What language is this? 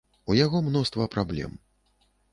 Belarusian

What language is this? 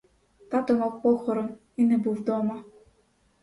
Ukrainian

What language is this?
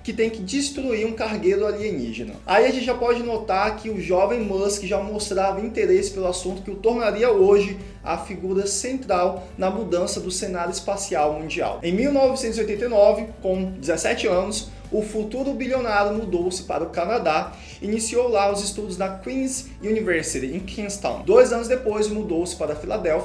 Portuguese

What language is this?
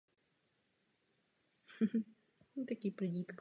Czech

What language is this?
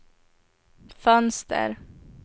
Swedish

